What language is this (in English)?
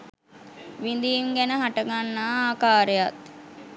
Sinhala